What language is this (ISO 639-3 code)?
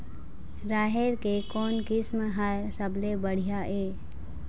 hne